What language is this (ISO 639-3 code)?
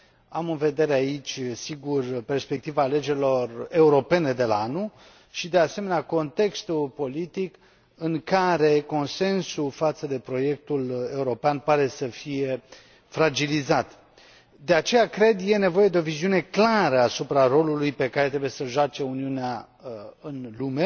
ron